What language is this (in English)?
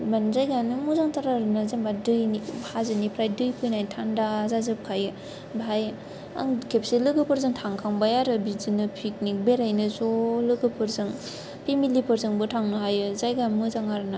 Bodo